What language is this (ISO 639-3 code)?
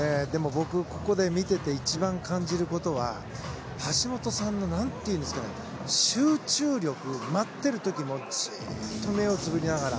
jpn